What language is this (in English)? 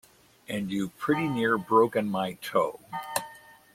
English